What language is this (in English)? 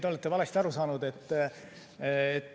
Estonian